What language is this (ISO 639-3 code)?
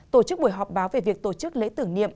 vie